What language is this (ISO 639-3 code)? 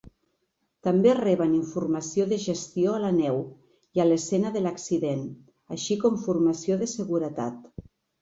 cat